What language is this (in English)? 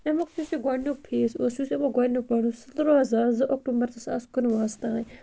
Kashmiri